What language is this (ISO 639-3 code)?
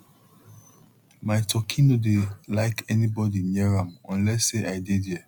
pcm